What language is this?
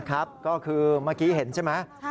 Thai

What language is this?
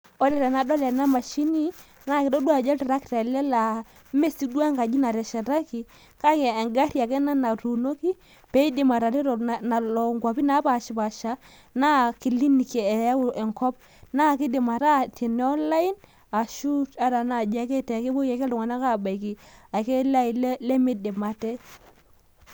Masai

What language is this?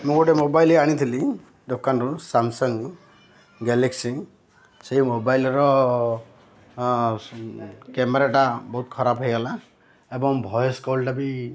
Odia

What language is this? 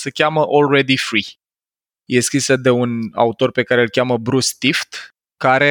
Romanian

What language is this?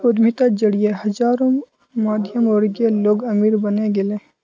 Magahi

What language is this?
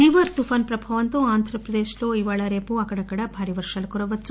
Telugu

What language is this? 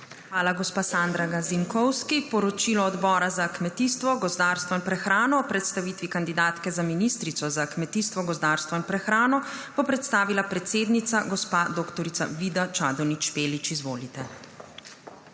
Slovenian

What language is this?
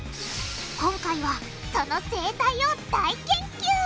Japanese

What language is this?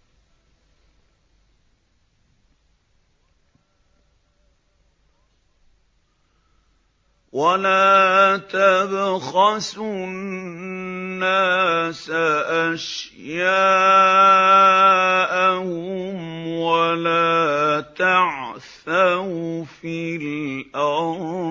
Arabic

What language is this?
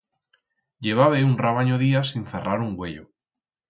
Aragonese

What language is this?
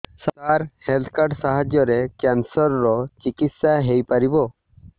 Odia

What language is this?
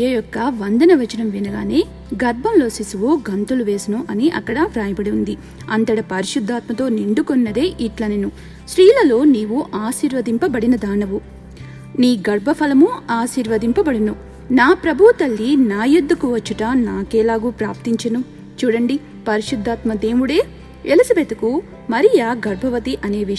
Telugu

